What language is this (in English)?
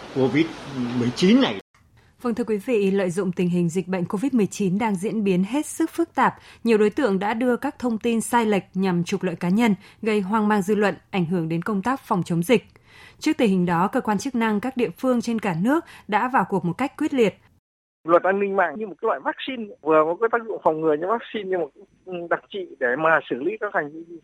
Vietnamese